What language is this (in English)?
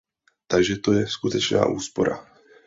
Czech